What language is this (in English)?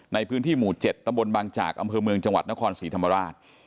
Thai